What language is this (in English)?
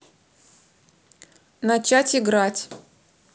Russian